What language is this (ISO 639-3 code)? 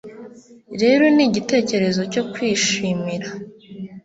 kin